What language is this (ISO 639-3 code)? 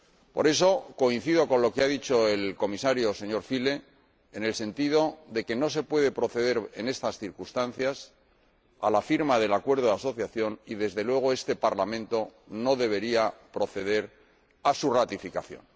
spa